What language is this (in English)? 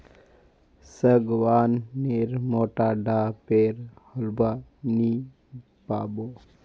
Magahi